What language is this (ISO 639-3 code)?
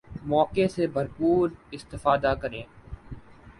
urd